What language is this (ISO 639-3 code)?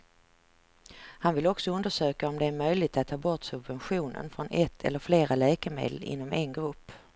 swe